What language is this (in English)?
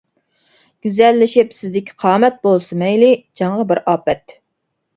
Uyghur